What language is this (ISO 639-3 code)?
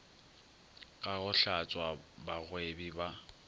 nso